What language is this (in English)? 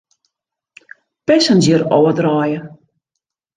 Western Frisian